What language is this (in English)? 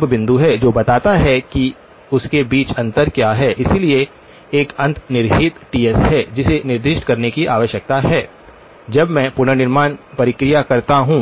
Hindi